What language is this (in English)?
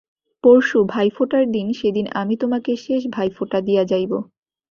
Bangla